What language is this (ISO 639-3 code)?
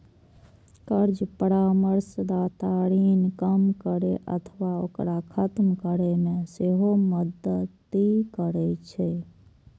mai